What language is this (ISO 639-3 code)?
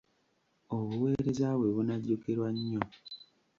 lug